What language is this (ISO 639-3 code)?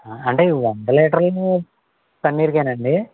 tel